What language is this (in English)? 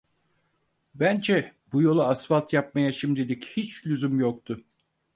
Turkish